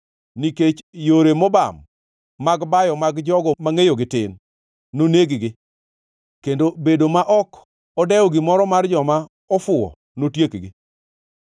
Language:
Luo (Kenya and Tanzania)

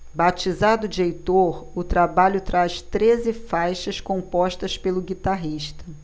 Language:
Portuguese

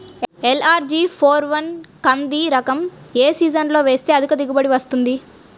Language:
Telugu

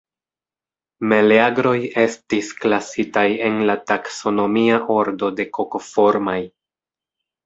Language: Esperanto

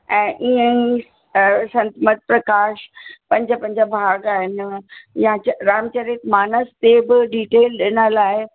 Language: Sindhi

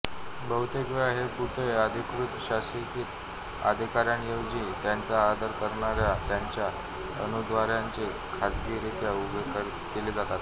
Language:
Marathi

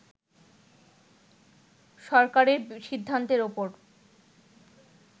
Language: Bangla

